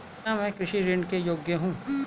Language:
Hindi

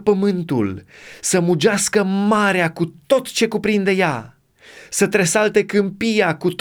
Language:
Romanian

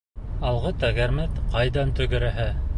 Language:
Bashkir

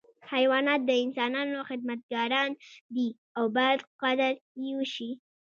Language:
Pashto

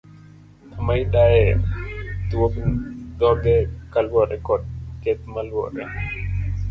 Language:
Luo (Kenya and Tanzania)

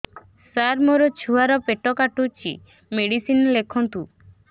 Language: Odia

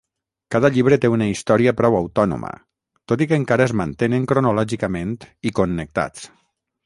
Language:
Catalan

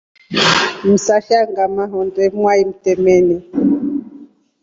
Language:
Rombo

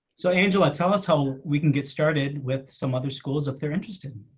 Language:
English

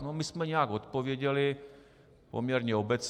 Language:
Czech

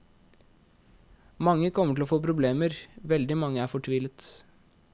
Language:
Norwegian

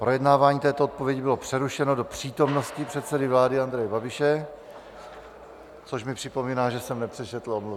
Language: Czech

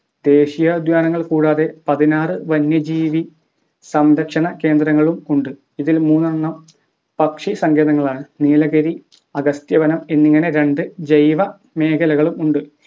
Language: Malayalam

